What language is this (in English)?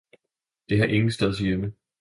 Danish